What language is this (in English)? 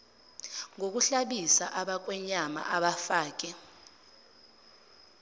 Zulu